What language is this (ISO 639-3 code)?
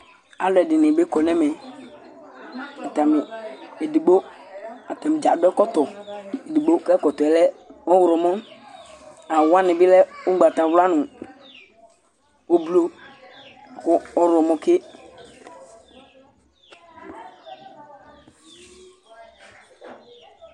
kpo